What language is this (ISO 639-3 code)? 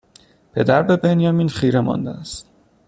fas